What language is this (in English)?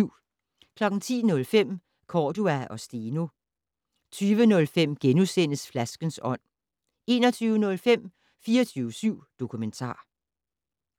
Danish